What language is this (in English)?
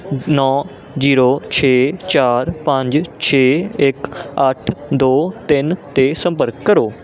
Punjabi